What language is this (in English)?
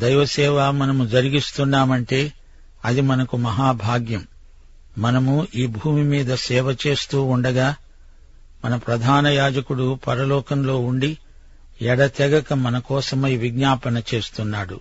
Telugu